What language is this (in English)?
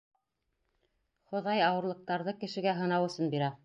Bashkir